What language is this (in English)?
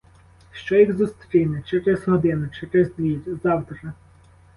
Ukrainian